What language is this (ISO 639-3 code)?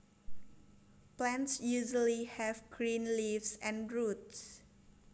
jav